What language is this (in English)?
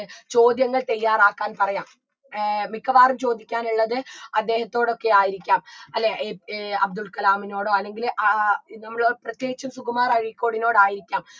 Malayalam